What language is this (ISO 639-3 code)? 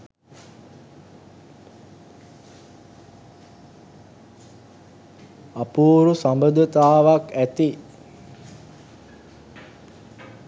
sin